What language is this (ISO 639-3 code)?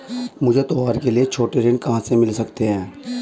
hin